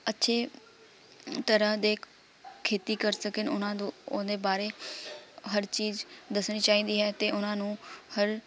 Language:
Punjabi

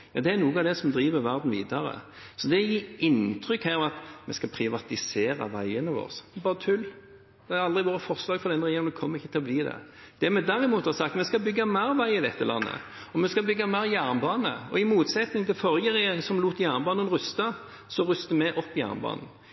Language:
Norwegian Bokmål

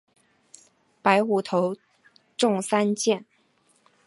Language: Chinese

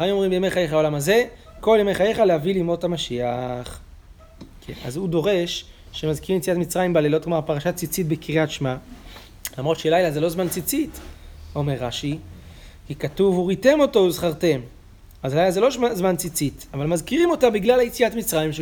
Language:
Hebrew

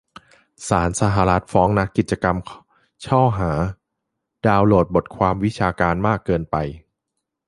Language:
Thai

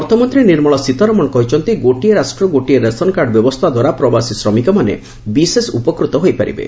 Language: Odia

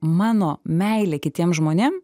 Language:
Lithuanian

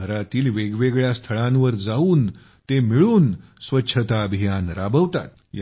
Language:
Marathi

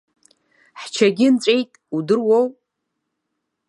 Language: Abkhazian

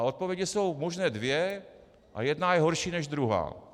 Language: Czech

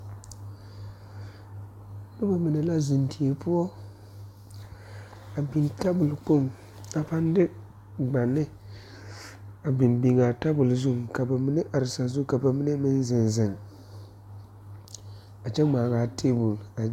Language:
Southern Dagaare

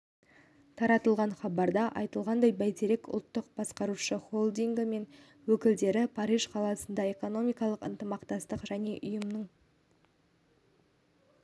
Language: Kazakh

